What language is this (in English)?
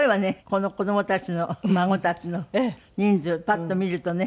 Japanese